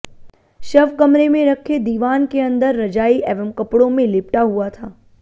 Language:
Hindi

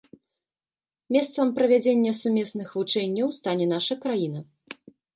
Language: Belarusian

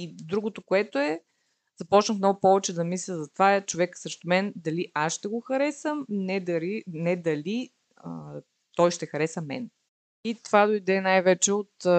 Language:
Bulgarian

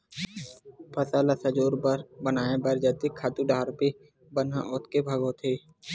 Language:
Chhattisgarhi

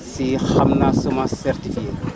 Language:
Wolof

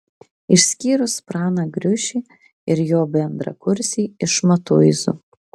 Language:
Lithuanian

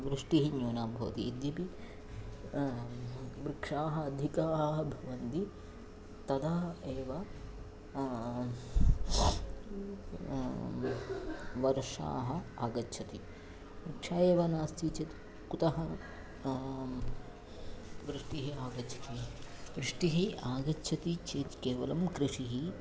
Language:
Sanskrit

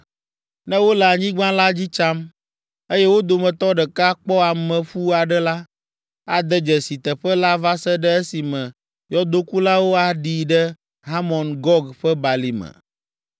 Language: Ewe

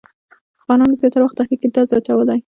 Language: Pashto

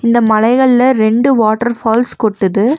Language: Tamil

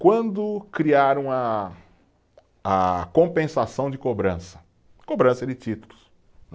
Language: Portuguese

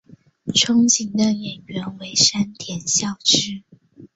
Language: Chinese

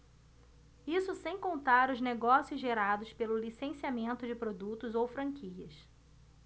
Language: Portuguese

